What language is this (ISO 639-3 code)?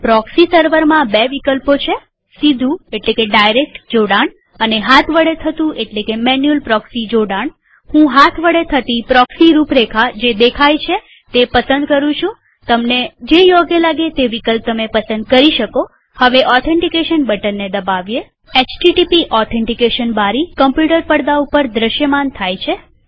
guj